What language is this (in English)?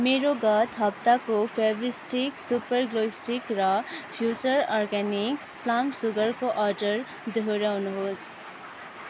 Nepali